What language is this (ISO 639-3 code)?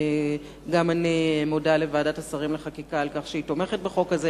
heb